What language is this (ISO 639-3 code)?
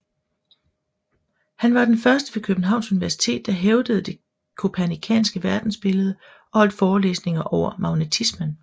dan